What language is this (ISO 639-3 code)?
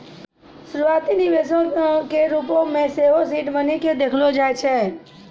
mai